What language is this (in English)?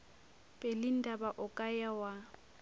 Northern Sotho